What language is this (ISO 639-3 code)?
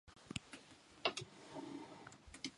jpn